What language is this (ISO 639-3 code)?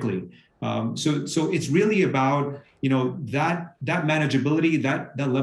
eng